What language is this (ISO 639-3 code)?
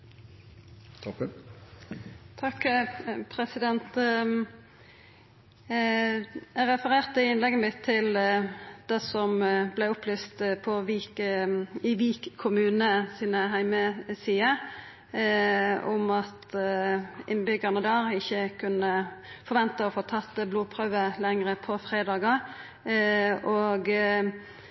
nno